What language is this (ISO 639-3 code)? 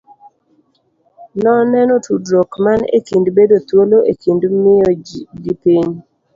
luo